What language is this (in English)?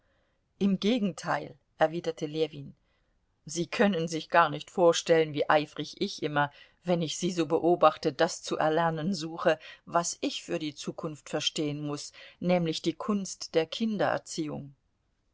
German